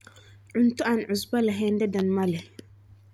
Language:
Somali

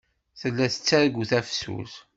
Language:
Kabyle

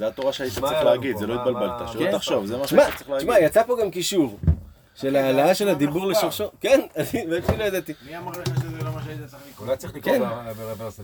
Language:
Hebrew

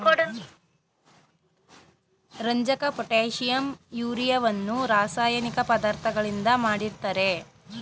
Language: Kannada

